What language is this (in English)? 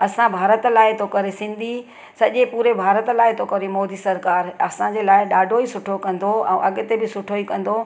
Sindhi